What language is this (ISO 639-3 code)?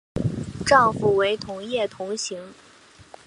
zho